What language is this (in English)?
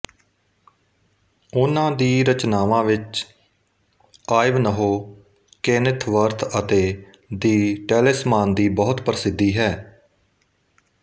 Punjabi